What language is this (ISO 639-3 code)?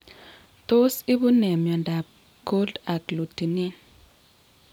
kln